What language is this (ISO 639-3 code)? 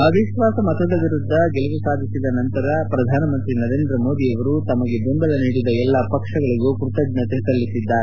kan